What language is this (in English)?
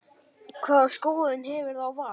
Icelandic